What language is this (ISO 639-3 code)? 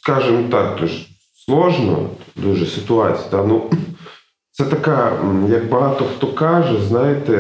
ukr